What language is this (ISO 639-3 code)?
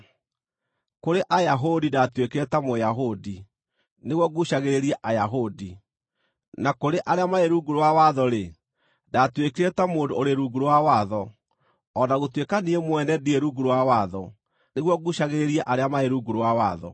kik